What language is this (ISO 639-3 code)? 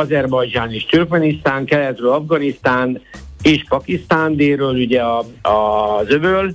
hun